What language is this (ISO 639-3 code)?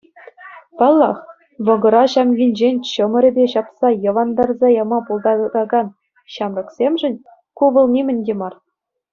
chv